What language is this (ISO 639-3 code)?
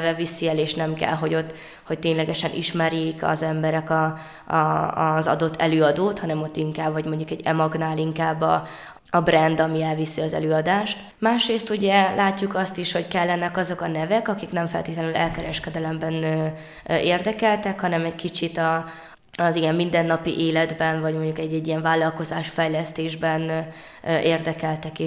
hun